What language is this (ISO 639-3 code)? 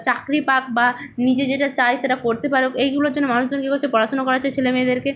ben